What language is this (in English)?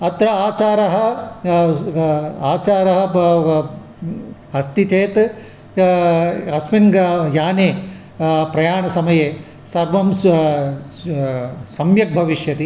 Sanskrit